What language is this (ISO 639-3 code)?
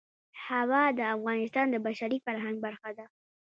pus